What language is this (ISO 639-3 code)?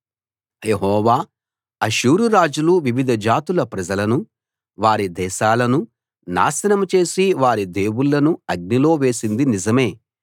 tel